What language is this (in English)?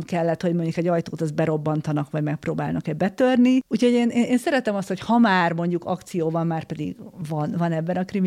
Hungarian